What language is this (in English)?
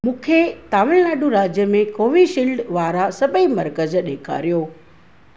Sindhi